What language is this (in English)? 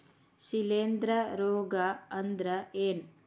Kannada